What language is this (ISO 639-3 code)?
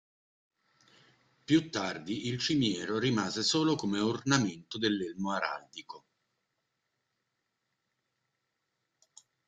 ita